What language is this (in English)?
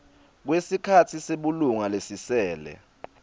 Swati